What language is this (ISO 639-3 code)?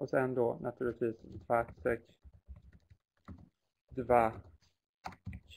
swe